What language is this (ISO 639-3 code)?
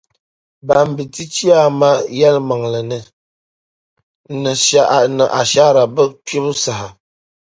dag